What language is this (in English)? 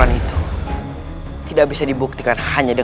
Indonesian